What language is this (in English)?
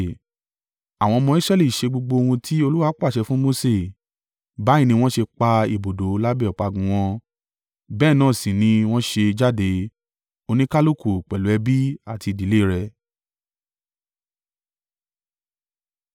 Yoruba